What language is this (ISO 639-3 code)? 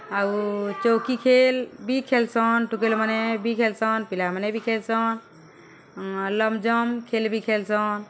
ori